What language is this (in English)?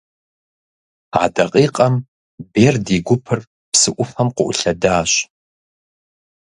Kabardian